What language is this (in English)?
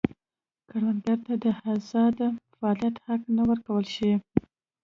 Pashto